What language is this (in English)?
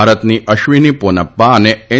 Gujarati